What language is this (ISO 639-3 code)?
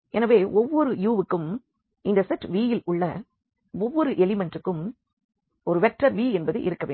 tam